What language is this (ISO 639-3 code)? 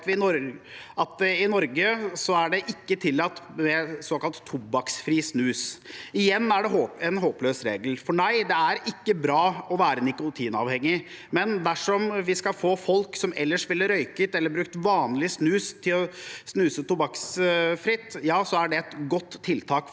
nor